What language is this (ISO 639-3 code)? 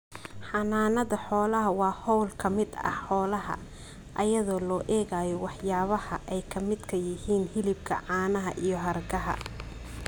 som